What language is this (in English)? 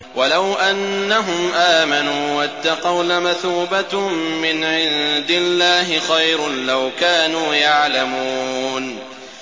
Arabic